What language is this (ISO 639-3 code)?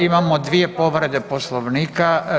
hrv